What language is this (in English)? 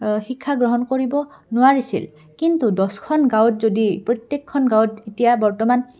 Assamese